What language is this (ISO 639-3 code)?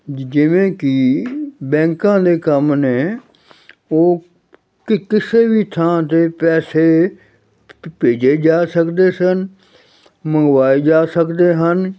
pan